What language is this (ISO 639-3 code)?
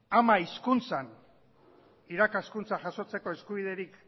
eus